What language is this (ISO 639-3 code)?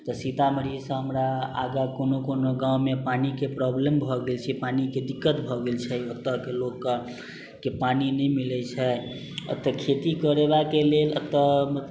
mai